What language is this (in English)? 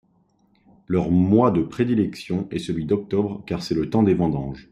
French